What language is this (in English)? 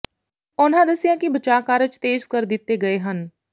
Punjabi